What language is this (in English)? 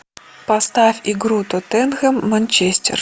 Russian